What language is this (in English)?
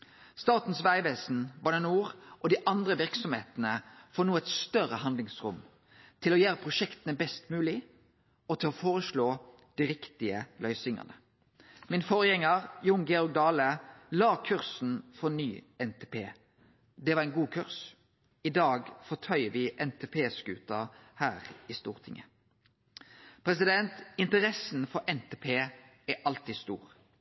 Norwegian Nynorsk